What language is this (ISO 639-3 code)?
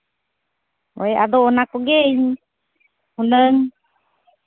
sat